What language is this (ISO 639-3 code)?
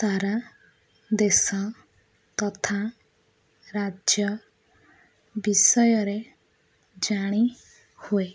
ori